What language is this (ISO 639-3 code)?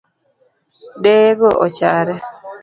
luo